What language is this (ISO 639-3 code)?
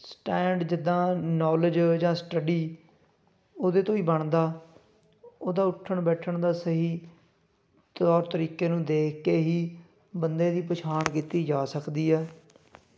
pan